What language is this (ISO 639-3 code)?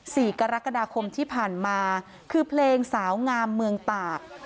tha